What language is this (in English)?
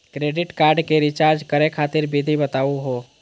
Magahi